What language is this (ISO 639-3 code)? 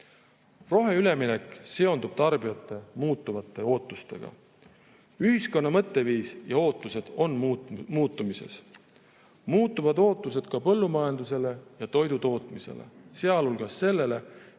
est